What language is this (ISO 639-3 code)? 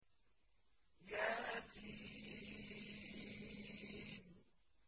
ara